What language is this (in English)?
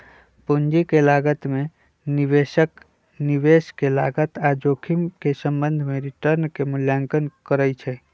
Magahi